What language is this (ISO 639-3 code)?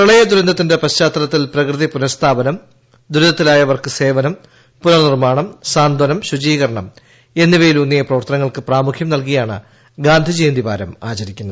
mal